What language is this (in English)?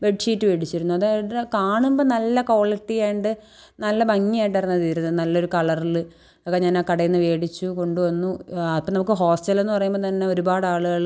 Malayalam